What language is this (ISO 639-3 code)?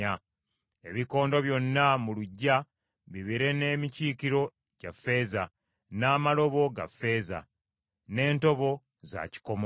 lug